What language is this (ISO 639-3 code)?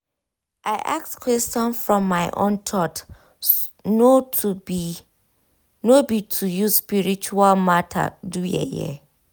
pcm